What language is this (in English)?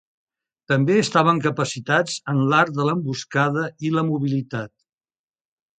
Catalan